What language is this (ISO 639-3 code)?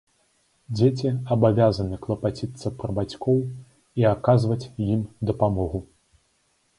bel